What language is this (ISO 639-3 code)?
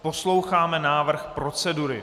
ces